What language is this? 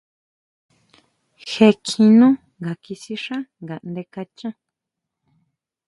Huautla Mazatec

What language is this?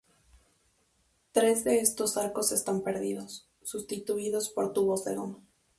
Spanish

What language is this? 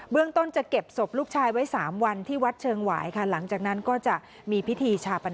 Thai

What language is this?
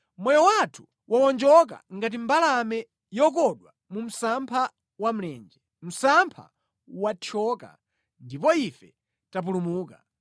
Nyanja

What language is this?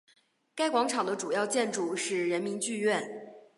Chinese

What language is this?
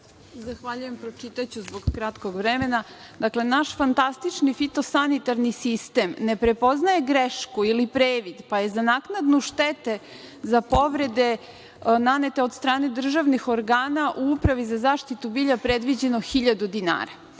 Serbian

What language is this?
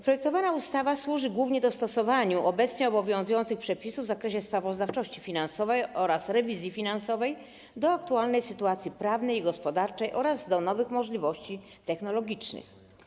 Polish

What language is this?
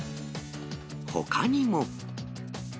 Japanese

